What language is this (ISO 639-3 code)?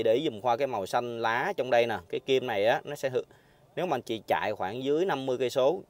vie